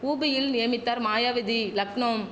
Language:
Tamil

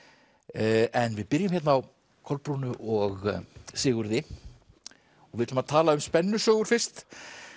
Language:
Icelandic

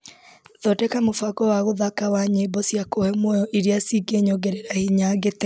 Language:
Kikuyu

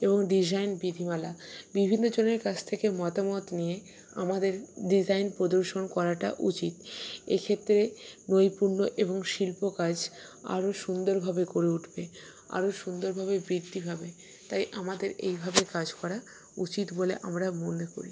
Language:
Bangla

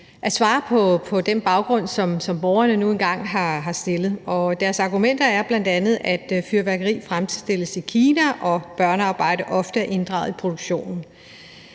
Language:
Danish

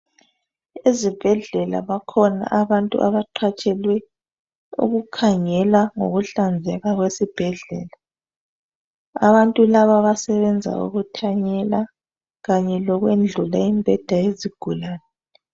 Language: North Ndebele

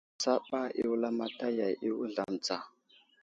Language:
Wuzlam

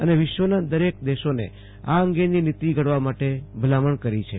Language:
Gujarati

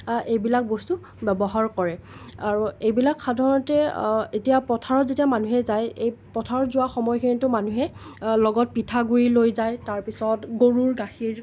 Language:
Assamese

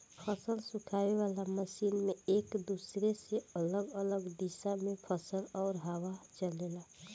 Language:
Bhojpuri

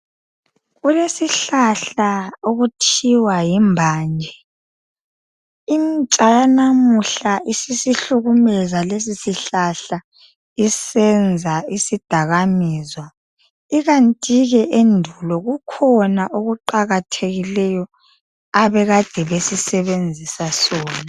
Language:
North Ndebele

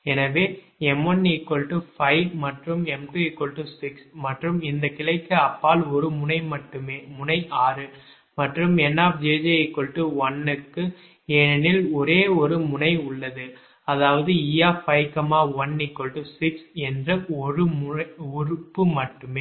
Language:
Tamil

